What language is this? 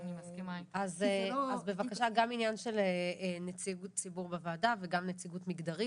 Hebrew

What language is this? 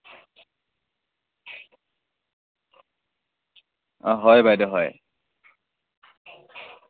Assamese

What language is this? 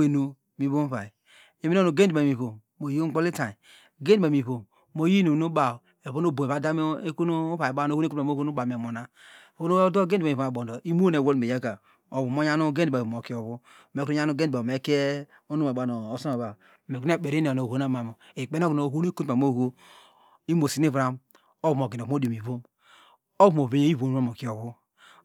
Degema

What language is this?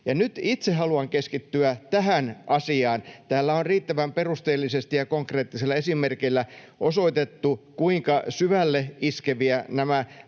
Finnish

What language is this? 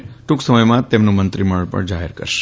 Gujarati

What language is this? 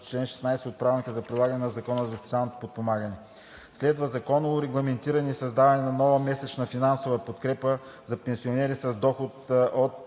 Bulgarian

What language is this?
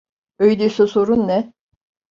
Turkish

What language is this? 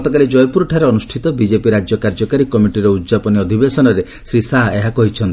Odia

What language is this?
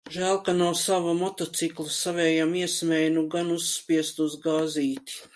Latvian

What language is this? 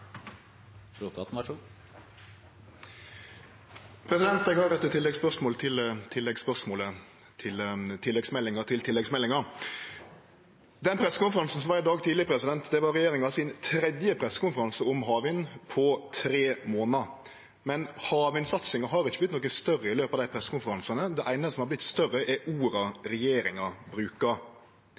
Norwegian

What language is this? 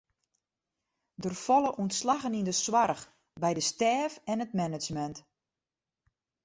Western Frisian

